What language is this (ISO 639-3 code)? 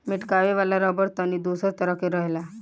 bho